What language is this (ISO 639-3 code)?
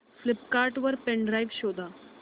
mar